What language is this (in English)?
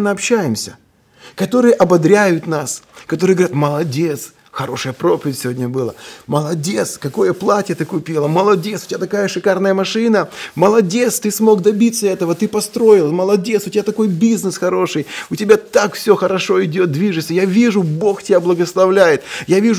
Russian